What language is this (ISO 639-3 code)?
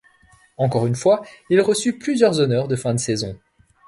fra